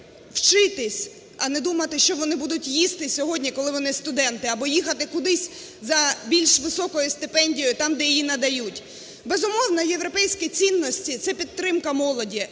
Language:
Ukrainian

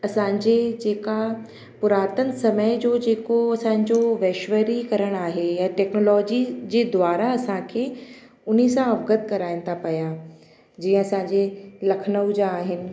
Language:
Sindhi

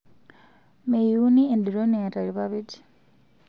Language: Masai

